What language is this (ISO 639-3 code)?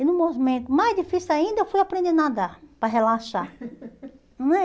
por